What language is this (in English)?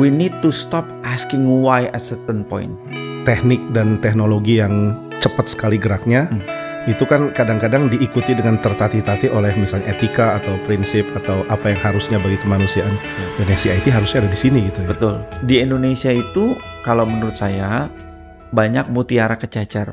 Indonesian